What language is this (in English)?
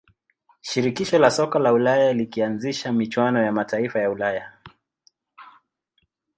Swahili